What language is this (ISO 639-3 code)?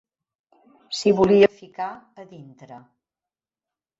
cat